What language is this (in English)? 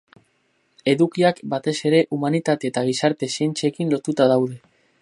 Basque